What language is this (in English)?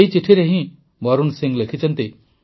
Odia